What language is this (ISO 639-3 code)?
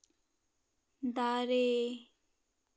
sat